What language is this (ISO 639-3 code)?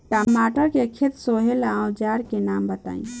bho